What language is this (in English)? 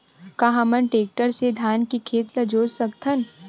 Chhattisgarhi